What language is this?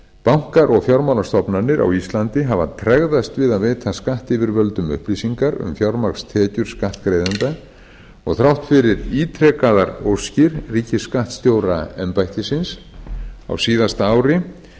Icelandic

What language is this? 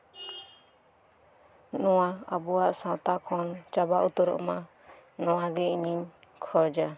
Santali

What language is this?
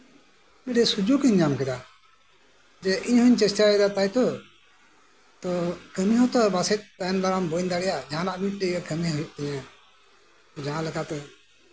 Santali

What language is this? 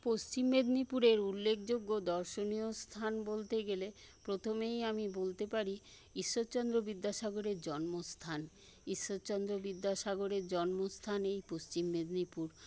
Bangla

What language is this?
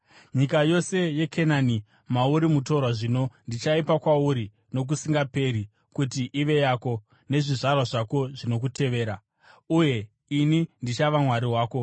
Shona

